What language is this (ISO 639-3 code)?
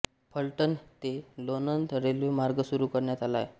mar